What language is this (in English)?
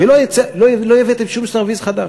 Hebrew